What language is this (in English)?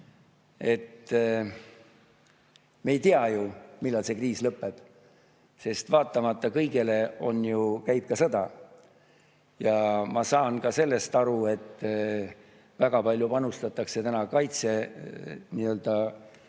Estonian